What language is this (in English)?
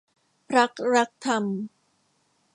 Thai